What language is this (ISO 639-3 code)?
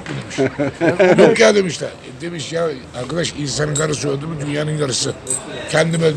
tur